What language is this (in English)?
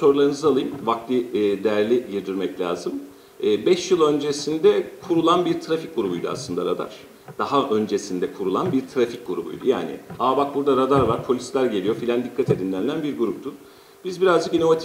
Turkish